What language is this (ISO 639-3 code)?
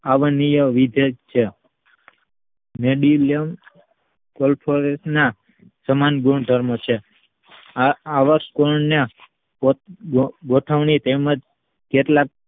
guj